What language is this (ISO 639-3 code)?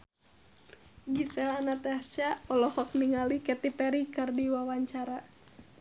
sun